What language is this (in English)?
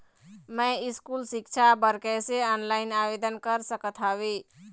Chhattisgarhi